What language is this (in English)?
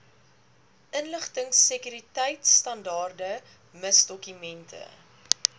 Afrikaans